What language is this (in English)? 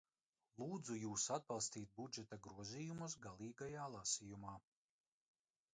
Latvian